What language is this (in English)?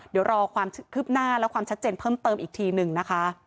Thai